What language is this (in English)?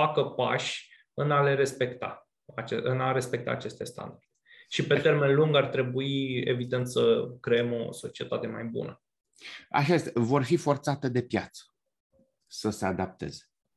Romanian